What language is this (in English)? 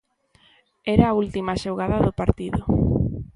Galician